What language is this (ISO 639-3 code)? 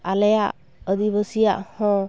sat